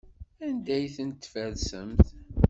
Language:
Kabyle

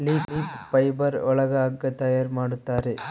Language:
Kannada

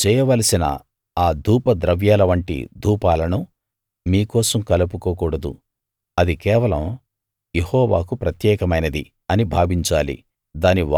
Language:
Telugu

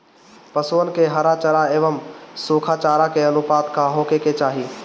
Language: Bhojpuri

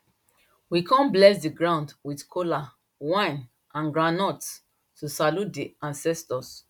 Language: Nigerian Pidgin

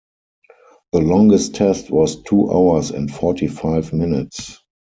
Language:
English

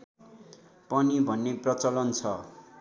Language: Nepali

